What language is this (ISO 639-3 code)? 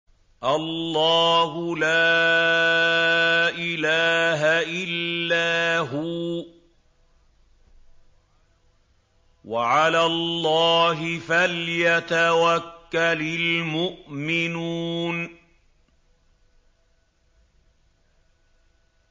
ara